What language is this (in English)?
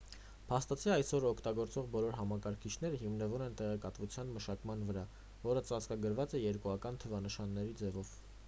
Armenian